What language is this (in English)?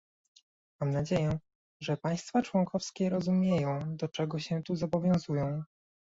Polish